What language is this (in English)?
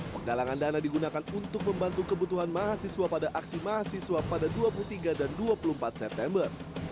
Indonesian